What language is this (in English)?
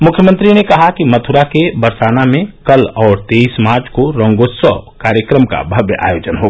Hindi